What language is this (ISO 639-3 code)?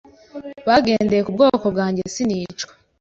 kin